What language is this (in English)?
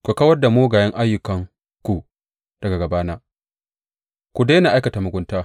Hausa